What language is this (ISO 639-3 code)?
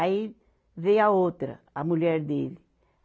por